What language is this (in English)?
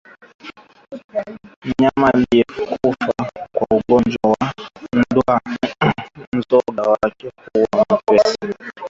Swahili